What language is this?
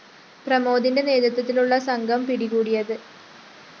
Malayalam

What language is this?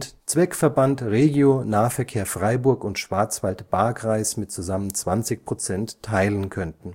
German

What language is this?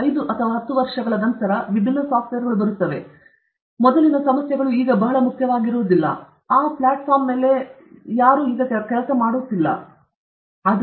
Kannada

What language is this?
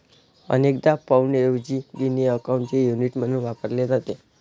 Marathi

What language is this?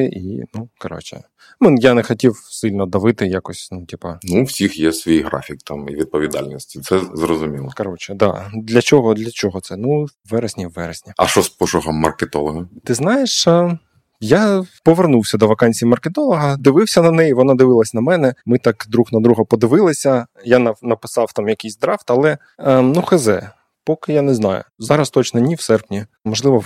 Ukrainian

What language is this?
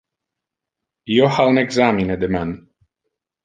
Interlingua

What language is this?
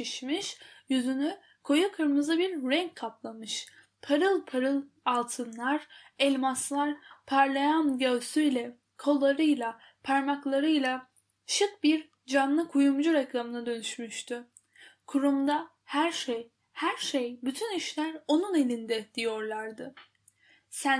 Turkish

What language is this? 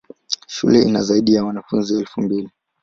Swahili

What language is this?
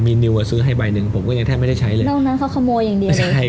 Thai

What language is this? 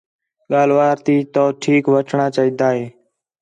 Khetrani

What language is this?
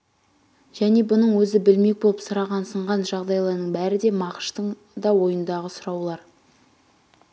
Kazakh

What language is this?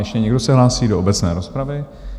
Czech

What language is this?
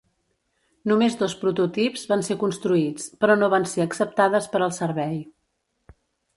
Catalan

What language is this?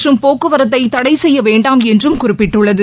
Tamil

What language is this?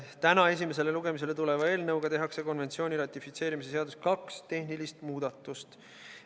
Estonian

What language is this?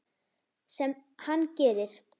Icelandic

